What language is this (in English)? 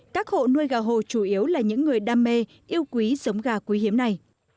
Vietnamese